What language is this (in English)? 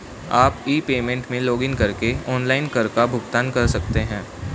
Hindi